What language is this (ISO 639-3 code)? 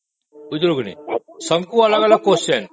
ori